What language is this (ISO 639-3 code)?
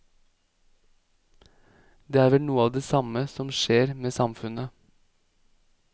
nor